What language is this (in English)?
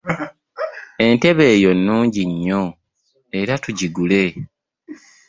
Ganda